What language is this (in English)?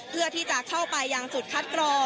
Thai